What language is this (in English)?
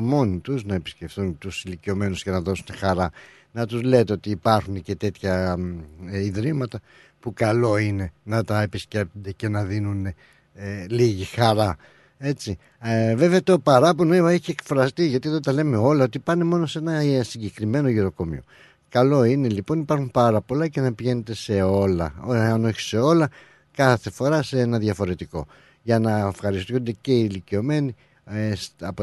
Greek